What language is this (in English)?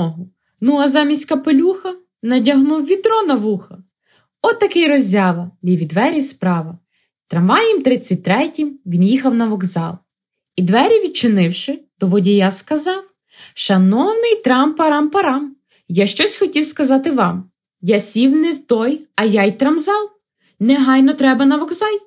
Ukrainian